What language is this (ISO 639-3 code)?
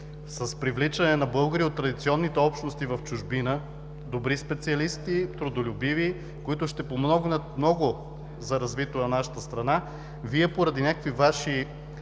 bul